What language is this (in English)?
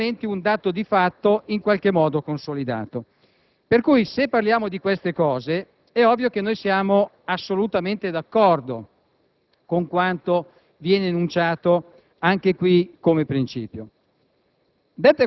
Italian